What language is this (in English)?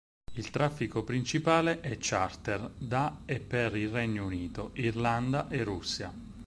Italian